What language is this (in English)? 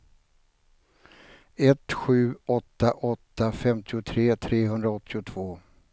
Swedish